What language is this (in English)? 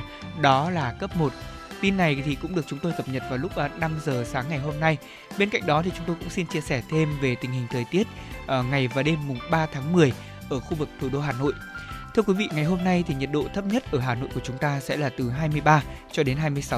Vietnamese